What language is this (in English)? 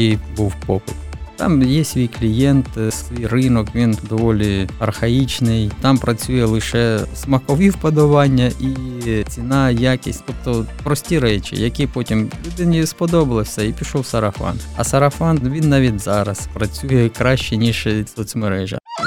Ukrainian